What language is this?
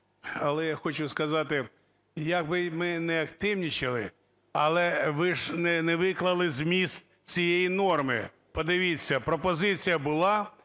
Ukrainian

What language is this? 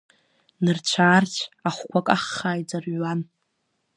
Abkhazian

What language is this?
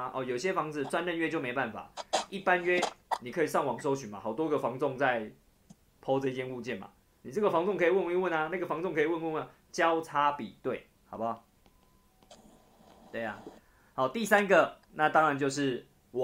Chinese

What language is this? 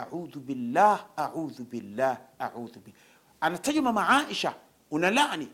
Swahili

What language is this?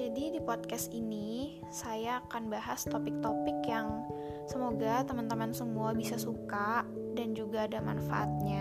Indonesian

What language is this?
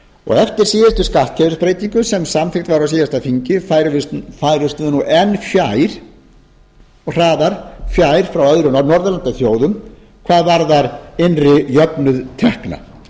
Icelandic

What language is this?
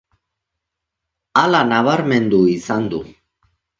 Basque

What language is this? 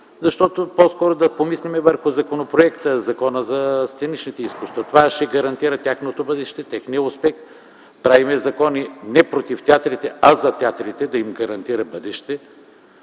Bulgarian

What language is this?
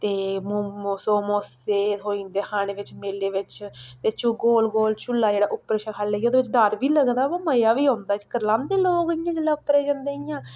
Dogri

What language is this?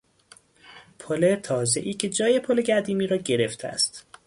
Persian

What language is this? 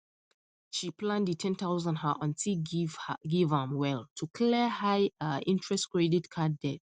Nigerian Pidgin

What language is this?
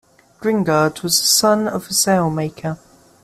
English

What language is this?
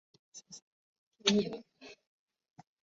Chinese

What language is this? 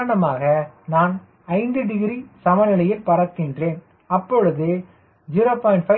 Tamil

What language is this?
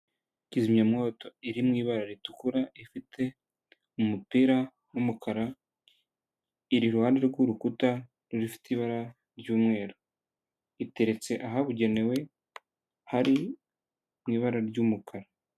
Kinyarwanda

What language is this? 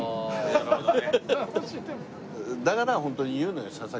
Japanese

